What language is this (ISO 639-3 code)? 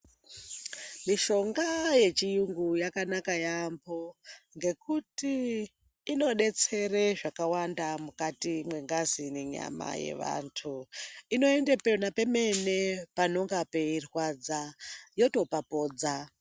ndc